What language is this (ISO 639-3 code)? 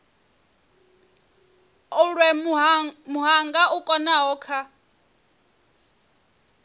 ven